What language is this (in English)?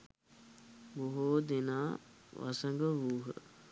Sinhala